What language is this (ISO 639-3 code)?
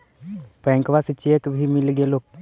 mag